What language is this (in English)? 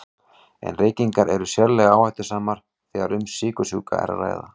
Icelandic